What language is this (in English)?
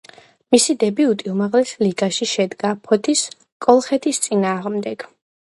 Georgian